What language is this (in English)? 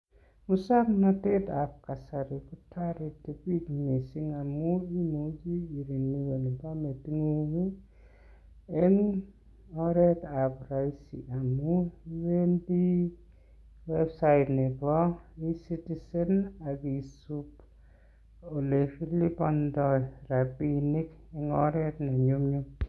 Kalenjin